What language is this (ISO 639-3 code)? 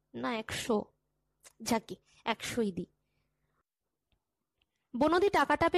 ben